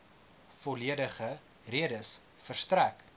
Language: Afrikaans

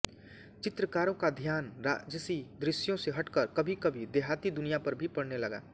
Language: Hindi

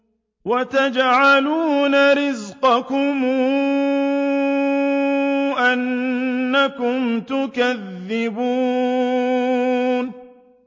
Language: Arabic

